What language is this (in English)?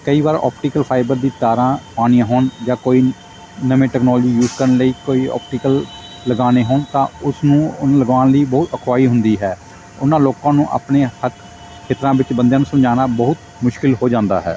Punjabi